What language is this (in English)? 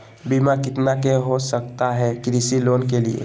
Magahi